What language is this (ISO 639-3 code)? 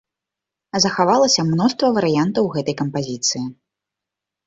bel